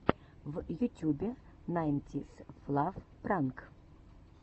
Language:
Russian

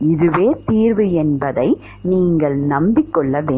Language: Tamil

